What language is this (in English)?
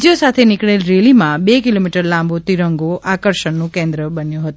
Gujarati